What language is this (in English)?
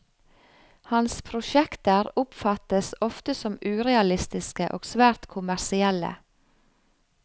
Norwegian